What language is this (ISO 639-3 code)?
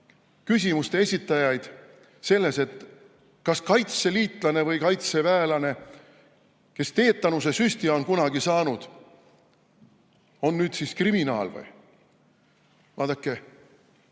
est